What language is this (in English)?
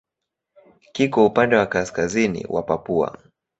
Swahili